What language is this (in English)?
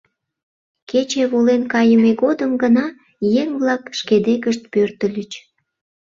Mari